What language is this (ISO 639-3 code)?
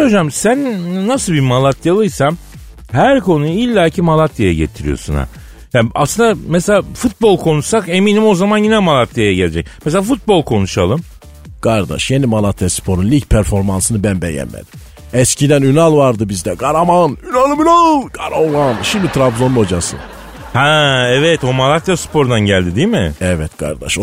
tur